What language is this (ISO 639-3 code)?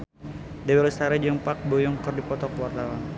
sun